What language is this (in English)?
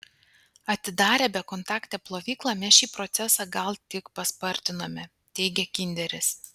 Lithuanian